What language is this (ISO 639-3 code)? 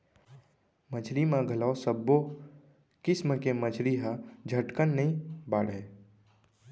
hne